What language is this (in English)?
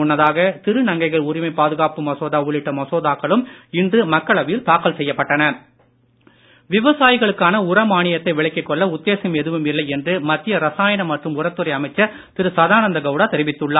Tamil